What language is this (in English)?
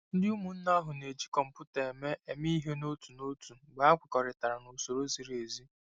Igbo